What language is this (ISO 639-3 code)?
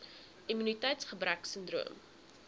afr